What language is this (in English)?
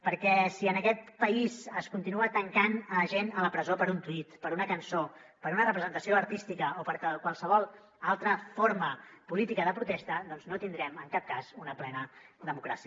Catalan